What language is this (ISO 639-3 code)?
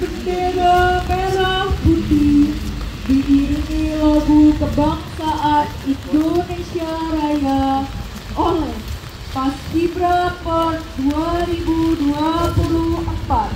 ind